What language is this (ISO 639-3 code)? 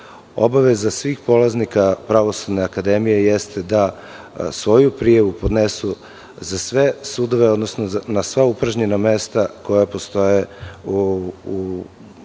srp